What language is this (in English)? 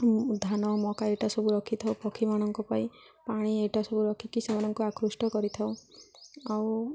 Odia